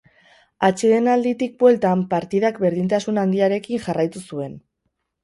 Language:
Basque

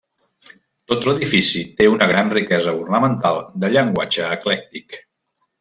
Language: Catalan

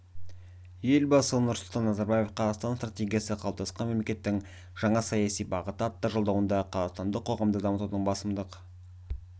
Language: Kazakh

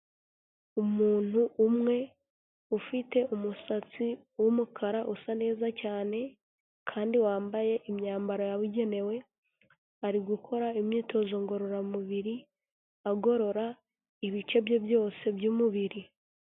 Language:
Kinyarwanda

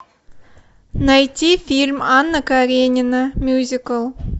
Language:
Russian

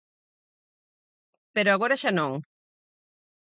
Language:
Galician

